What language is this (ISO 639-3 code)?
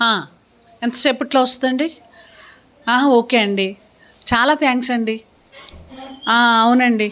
tel